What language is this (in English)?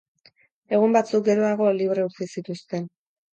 Basque